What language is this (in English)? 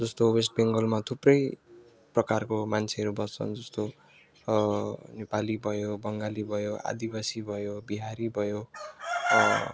Nepali